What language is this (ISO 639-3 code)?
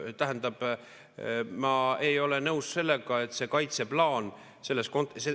est